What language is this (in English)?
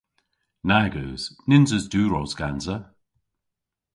Cornish